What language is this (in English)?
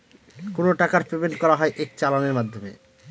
Bangla